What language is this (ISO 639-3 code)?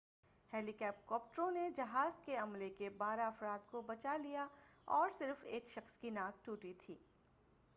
urd